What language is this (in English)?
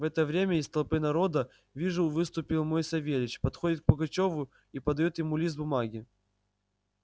Russian